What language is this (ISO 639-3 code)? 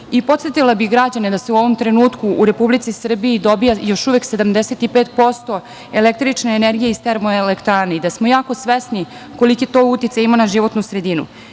srp